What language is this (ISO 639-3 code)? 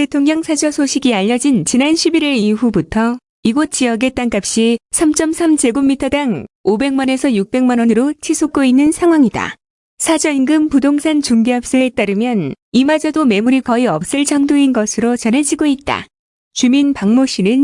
kor